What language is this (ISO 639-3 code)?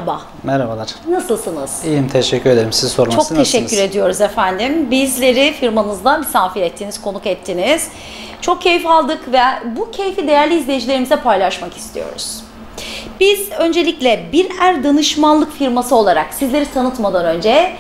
tur